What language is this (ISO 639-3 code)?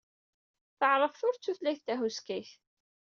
kab